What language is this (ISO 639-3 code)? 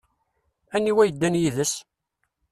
kab